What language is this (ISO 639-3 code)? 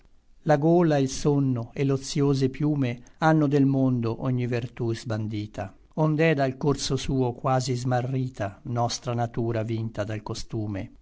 ita